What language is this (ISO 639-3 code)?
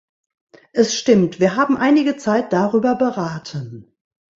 deu